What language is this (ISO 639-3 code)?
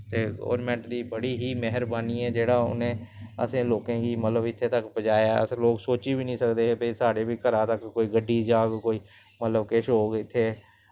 doi